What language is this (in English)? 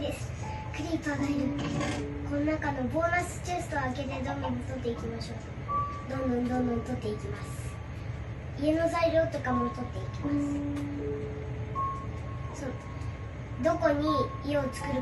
Japanese